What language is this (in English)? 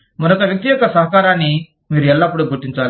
Telugu